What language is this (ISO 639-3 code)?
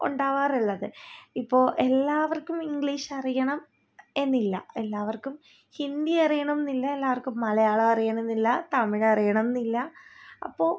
mal